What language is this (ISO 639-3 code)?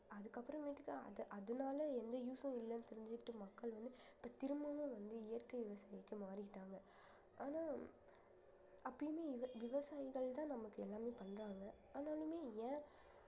tam